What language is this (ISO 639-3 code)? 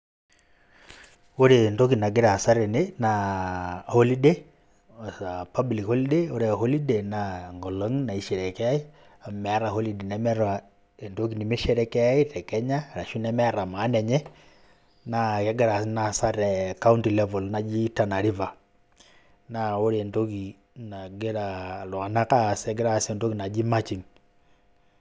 mas